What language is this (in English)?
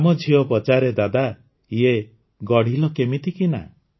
Odia